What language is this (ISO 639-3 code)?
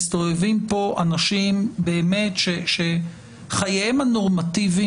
heb